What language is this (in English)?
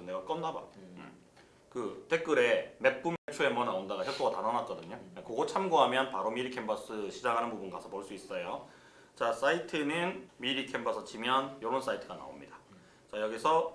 Korean